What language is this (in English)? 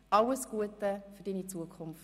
Swiss German